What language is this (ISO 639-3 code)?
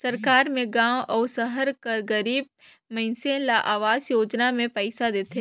hne